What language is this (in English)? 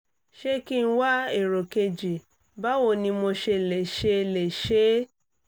Yoruba